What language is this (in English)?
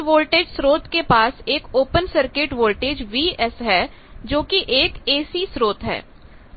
Hindi